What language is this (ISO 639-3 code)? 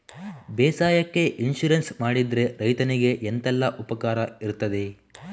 kan